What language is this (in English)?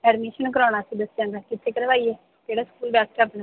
Punjabi